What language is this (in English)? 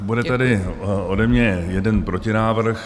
Czech